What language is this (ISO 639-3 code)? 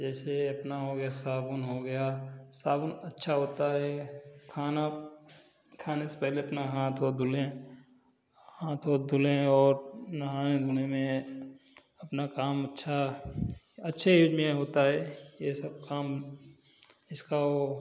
hin